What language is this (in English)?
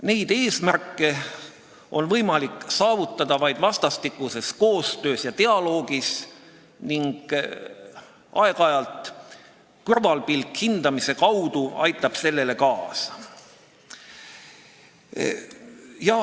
Estonian